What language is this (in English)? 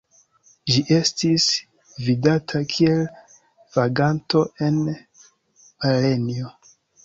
Esperanto